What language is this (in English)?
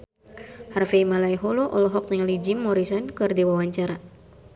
Sundanese